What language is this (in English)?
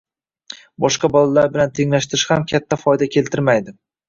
Uzbek